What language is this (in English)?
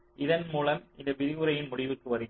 Tamil